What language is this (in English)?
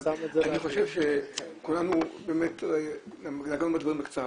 Hebrew